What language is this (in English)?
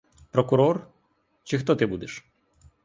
Ukrainian